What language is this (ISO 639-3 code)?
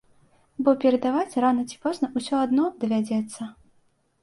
bel